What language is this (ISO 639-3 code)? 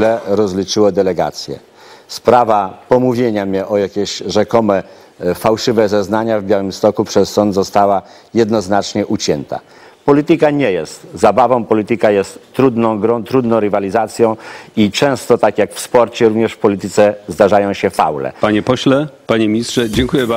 pol